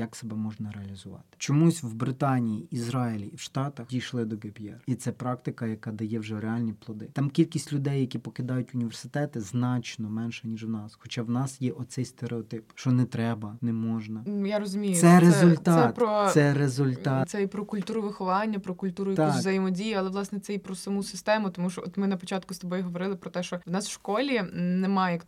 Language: Ukrainian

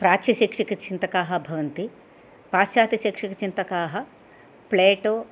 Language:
Sanskrit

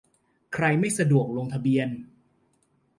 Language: Thai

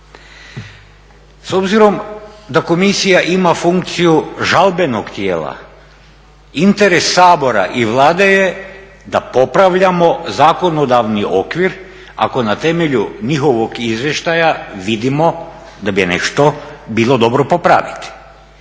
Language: Croatian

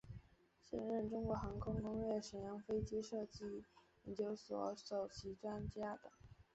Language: Chinese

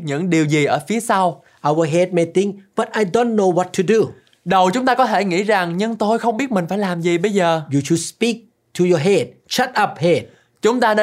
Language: Vietnamese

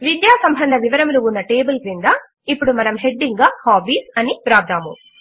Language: Telugu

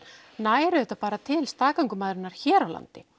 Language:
Icelandic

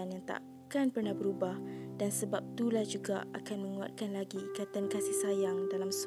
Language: Malay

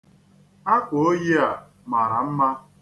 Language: Igbo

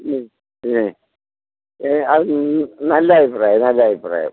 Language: Malayalam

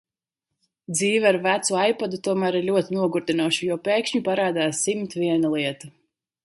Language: Latvian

